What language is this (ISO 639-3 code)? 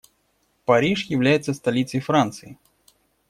rus